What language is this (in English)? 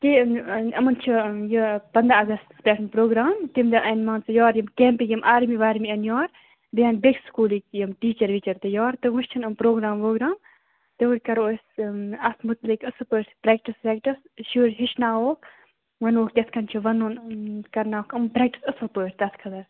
Kashmiri